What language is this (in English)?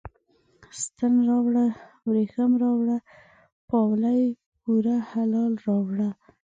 Pashto